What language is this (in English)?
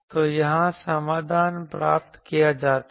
Hindi